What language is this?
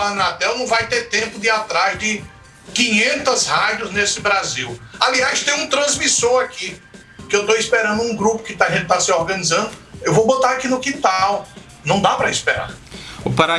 Portuguese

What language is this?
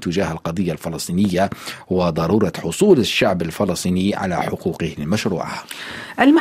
Arabic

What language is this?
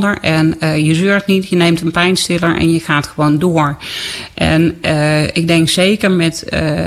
Dutch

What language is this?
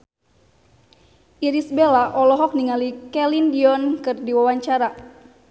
Sundanese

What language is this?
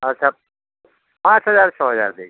Maithili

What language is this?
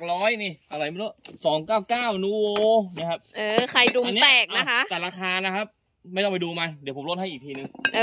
Thai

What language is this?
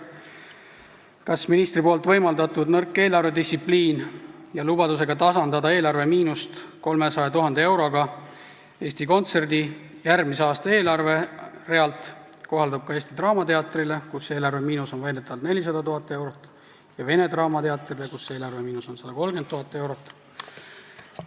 Estonian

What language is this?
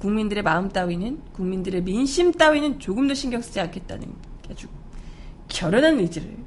Korean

